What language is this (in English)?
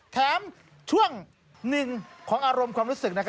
Thai